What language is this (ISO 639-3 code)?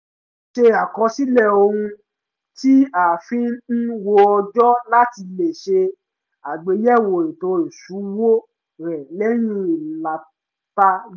yor